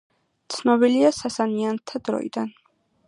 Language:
Georgian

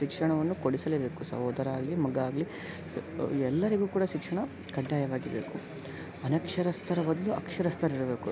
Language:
Kannada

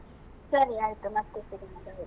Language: Kannada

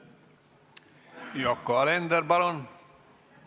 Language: Estonian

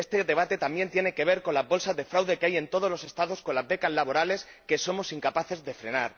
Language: Spanish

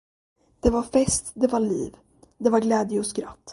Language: Swedish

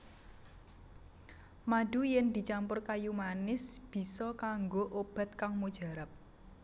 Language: Javanese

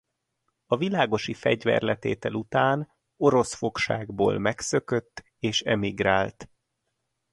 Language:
Hungarian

